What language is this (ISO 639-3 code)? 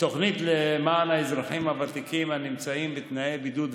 heb